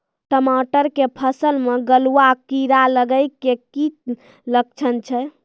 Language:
Maithili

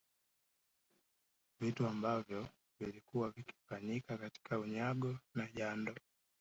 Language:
Swahili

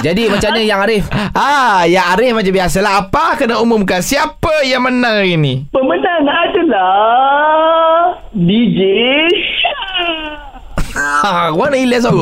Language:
Malay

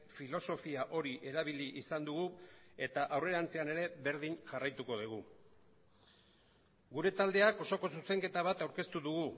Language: Basque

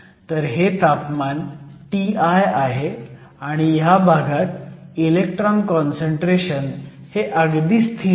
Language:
Marathi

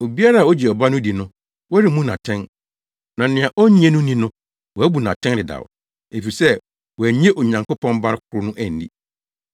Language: Akan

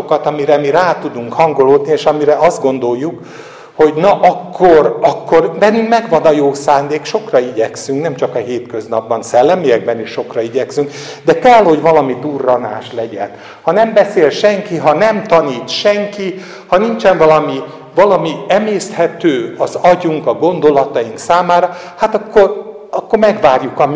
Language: Hungarian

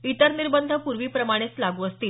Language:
Marathi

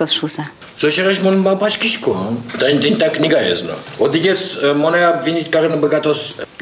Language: Russian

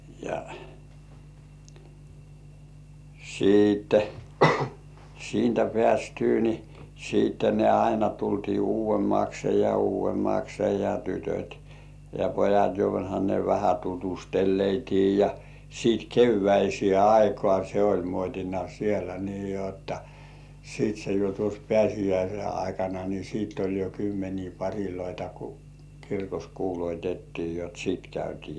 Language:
Finnish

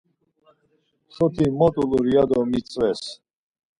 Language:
Laz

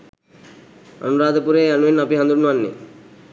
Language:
Sinhala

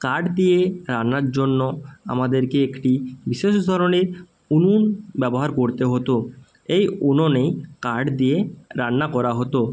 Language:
Bangla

